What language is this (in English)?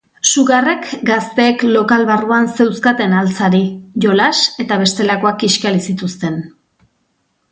Basque